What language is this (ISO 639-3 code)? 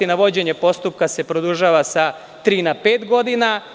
srp